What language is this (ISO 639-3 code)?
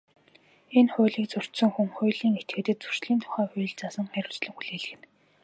mon